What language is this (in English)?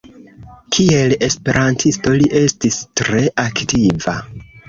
Esperanto